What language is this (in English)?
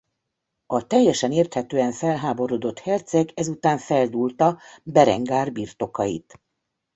Hungarian